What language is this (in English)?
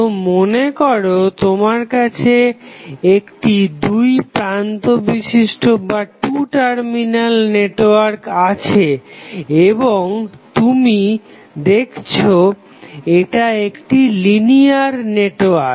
Bangla